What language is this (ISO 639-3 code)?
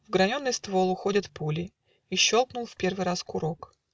rus